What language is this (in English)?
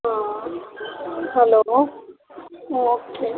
Punjabi